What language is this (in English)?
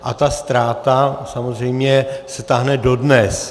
Czech